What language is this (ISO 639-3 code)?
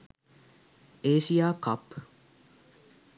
sin